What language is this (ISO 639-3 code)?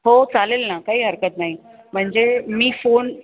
mar